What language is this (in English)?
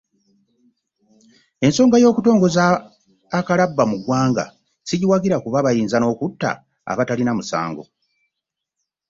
Ganda